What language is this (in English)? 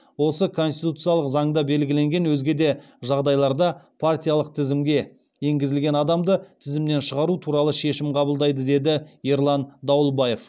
Kazakh